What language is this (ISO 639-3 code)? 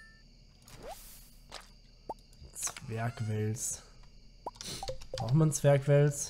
deu